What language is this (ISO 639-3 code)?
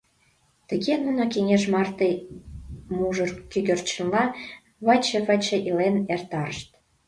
chm